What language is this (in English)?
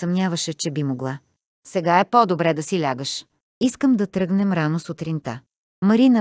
Bulgarian